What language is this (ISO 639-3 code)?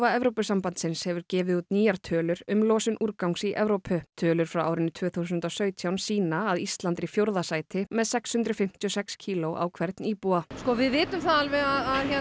isl